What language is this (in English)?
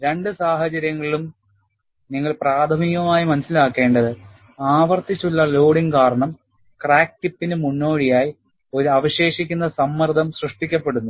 Malayalam